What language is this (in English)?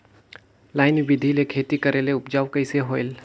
Chhattisgarhi